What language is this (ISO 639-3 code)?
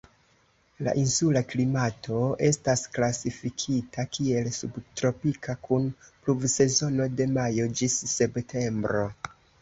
epo